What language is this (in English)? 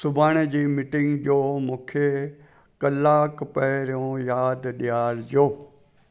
Sindhi